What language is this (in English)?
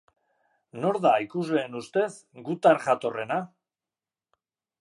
Basque